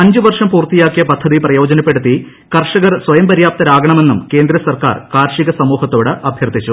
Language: Malayalam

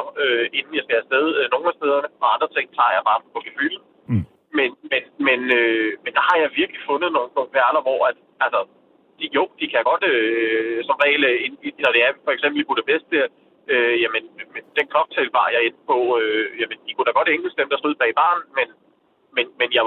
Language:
Danish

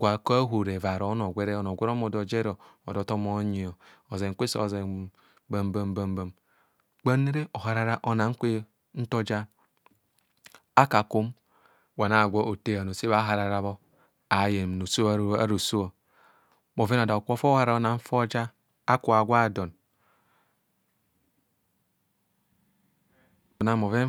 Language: Kohumono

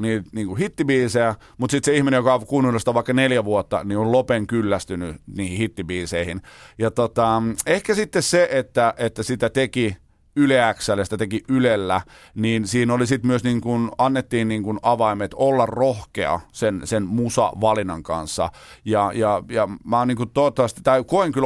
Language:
Finnish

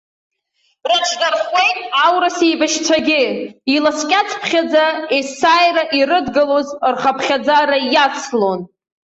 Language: Abkhazian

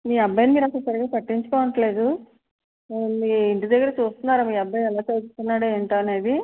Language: Telugu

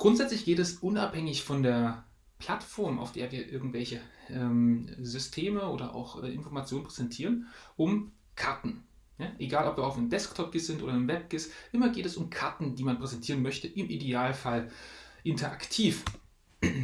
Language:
German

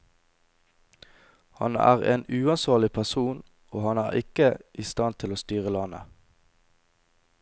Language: Norwegian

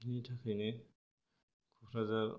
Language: Bodo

